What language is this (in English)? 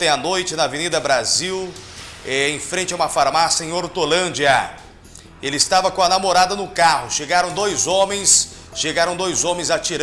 Portuguese